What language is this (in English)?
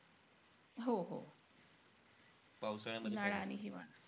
Marathi